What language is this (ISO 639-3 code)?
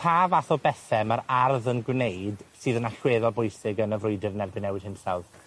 cym